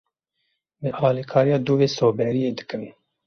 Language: Kurdish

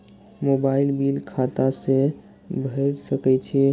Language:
Maithili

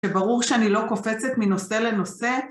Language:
Hebrew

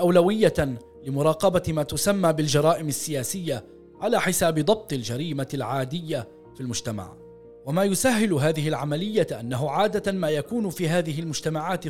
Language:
Arabic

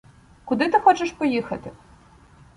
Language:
Ukrainian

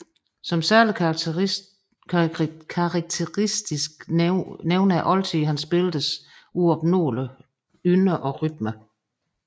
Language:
Danish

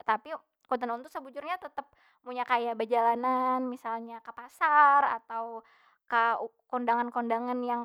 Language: Banjar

